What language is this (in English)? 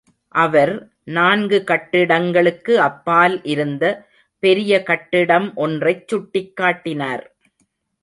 Tamil